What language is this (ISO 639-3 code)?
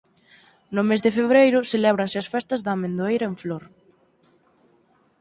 glg